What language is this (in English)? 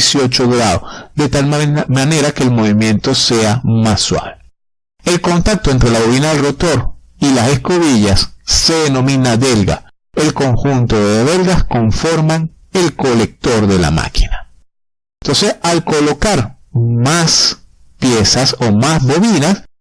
Spanish